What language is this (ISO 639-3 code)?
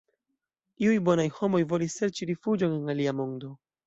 epo